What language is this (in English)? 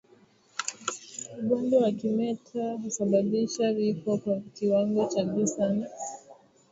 Swahili